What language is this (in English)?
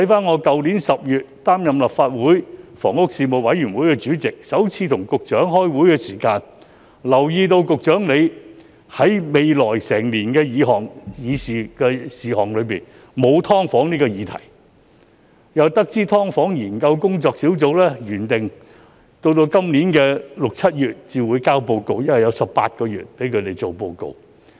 Cantonese